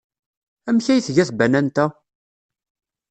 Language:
Kabyle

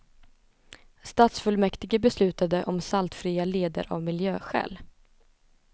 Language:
Swedish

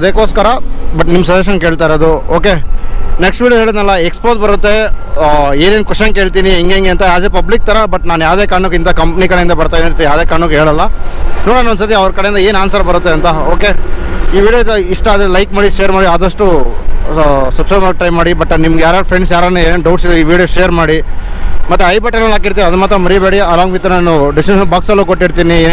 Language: Kannada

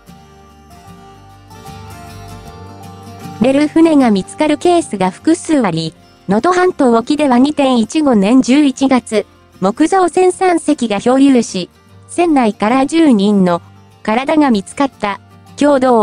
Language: Japanese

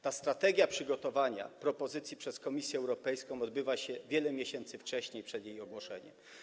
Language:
Polish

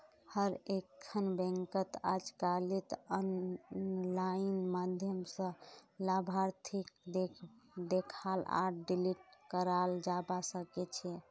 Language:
Magahi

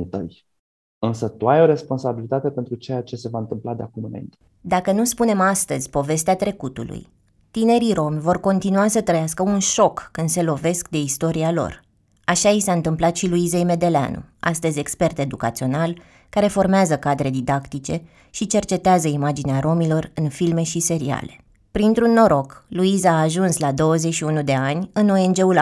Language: Romanian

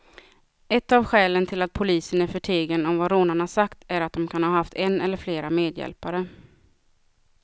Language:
Swedish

